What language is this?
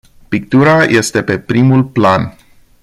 Romanian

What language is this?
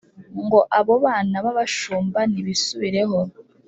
Kinyarwanda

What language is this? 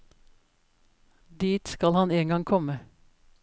Norwegian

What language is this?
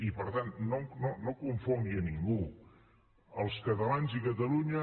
Catalan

